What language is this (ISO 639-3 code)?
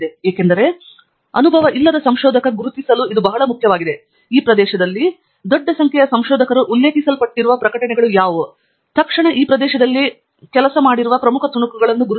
kan